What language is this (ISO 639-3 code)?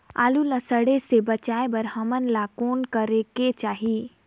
hne